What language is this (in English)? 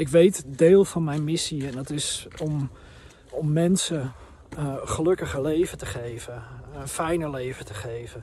Dutch